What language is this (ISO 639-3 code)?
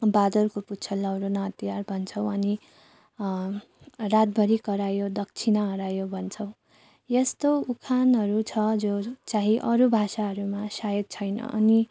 nep